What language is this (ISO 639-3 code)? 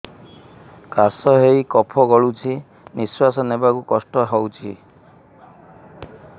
ori